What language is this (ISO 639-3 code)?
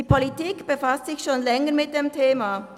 gsw